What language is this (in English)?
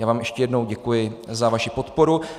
Czech